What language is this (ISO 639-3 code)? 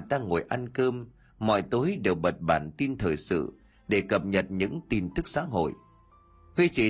vie